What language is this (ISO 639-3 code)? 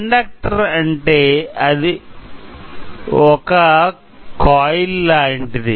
tel